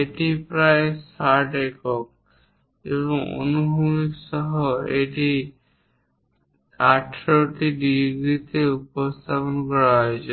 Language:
Bangla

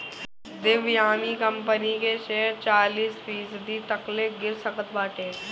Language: Bhojpuri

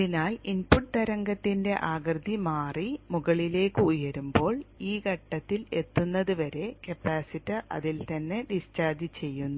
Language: Malayalam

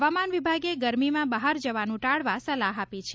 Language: Gujarati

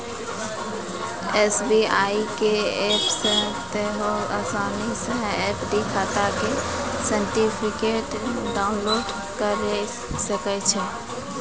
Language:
Maithili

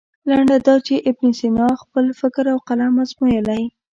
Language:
Pashto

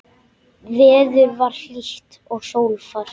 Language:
Icelandic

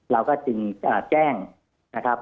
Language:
Thai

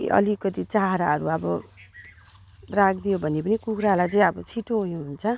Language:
Nepali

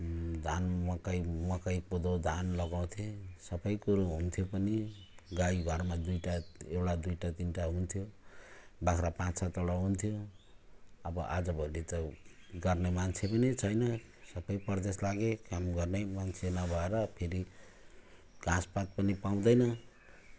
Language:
Nepali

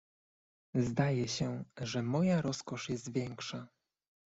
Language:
Polish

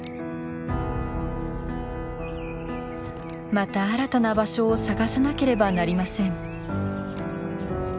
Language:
Japanese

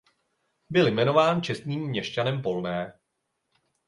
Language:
Czech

